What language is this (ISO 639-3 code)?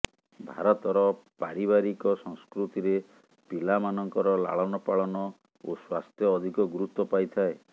ori